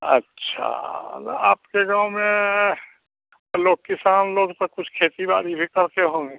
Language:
Hindi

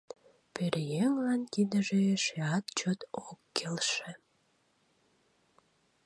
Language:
Mari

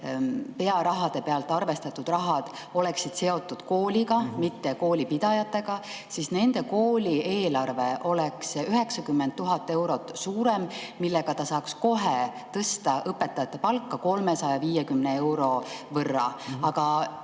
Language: Estonian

